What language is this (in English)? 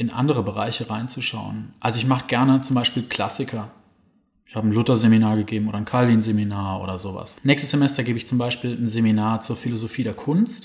German